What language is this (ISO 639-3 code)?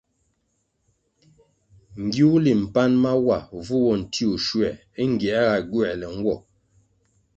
nmg